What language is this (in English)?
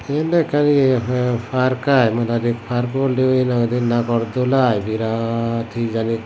Chakma